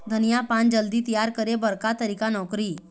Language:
Chhattisgarhi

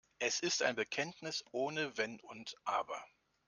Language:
German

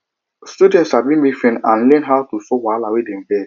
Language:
Nigerian Pidgin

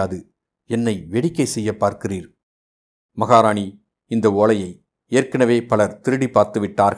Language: Tamil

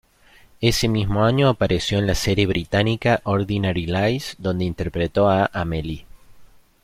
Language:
Spanish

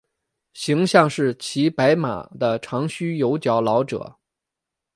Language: Chinese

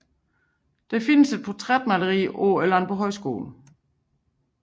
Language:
Danish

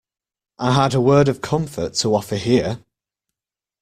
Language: English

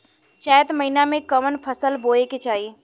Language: Bhojpuri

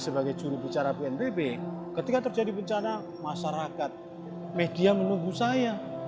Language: Indonesian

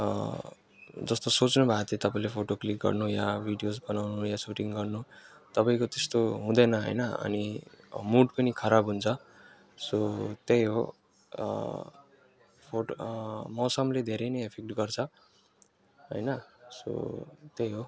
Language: Nepali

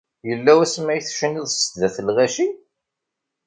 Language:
Kabyle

